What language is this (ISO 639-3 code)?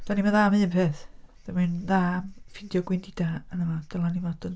cym